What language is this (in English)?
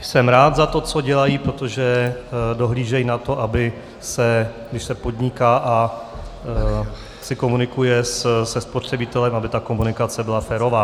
Czech